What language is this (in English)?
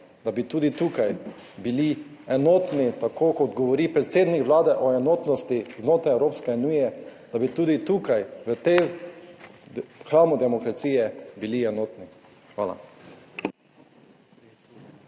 Slovenian